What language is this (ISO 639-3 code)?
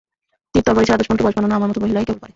ben